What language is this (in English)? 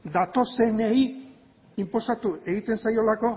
Basque